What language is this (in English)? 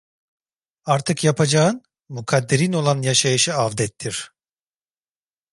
Turkish